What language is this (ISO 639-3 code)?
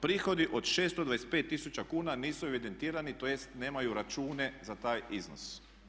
hrv